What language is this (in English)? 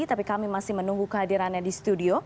Indonesian